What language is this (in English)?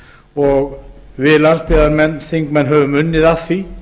Icelandic